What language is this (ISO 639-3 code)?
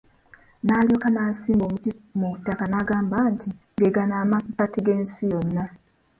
lug